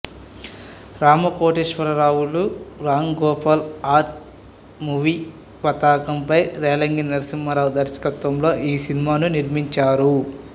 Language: Telugu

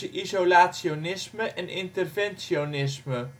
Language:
Dutch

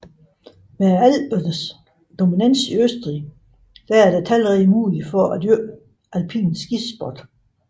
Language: Danish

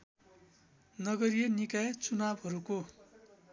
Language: Nepali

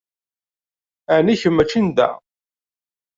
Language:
Kabyle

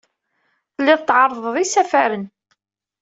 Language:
Kabyle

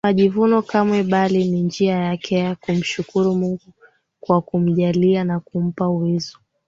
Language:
Swahili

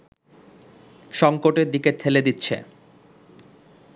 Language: Bangla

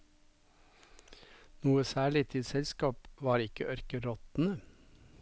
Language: Norwegian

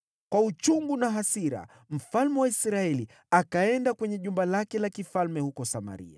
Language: Swahili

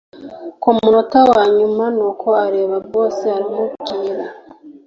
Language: Kinyarwanda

